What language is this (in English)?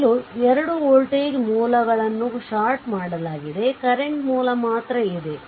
Kannada